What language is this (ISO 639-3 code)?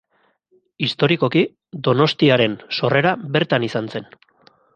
eus